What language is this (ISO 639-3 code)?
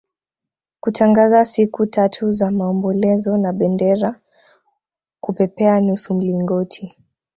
swa